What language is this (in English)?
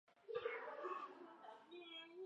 Chinese